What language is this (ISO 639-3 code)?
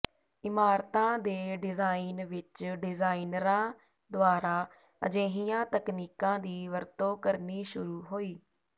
pan